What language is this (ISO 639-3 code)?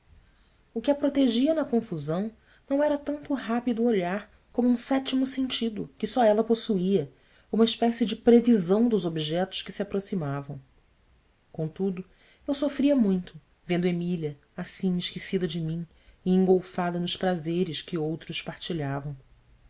por